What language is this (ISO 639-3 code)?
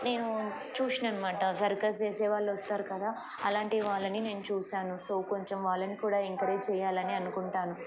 tel